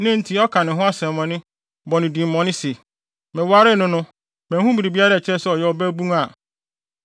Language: Akan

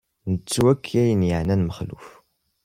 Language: Kabyle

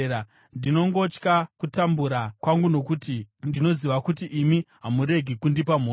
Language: Shona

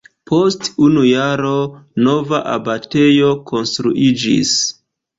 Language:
Esperanto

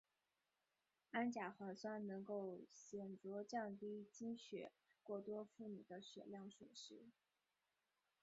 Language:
Chinese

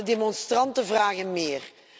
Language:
Dutch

